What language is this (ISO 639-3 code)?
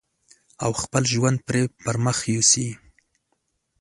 pus